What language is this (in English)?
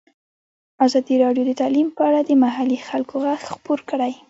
Pashto